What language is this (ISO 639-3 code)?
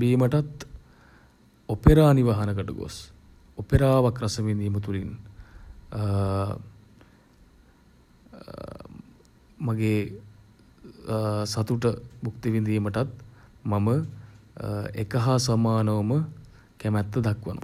sin